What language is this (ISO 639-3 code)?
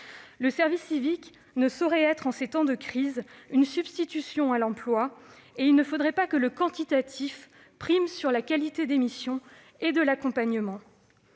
fra